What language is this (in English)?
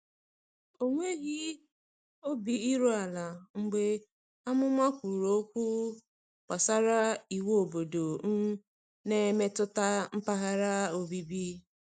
Igbo